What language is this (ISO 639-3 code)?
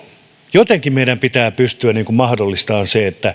fin